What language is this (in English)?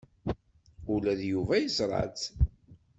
Kabyle